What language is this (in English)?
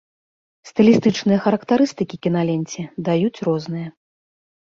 Belarusian